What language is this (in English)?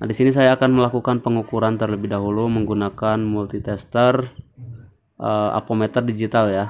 Indonesian